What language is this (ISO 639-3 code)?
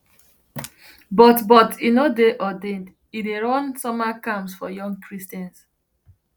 pcm